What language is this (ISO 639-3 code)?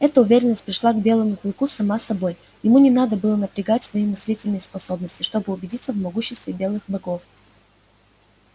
rus